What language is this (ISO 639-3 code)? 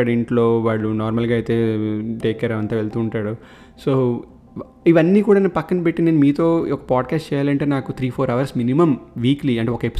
tel